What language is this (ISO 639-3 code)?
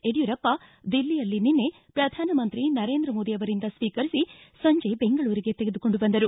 kan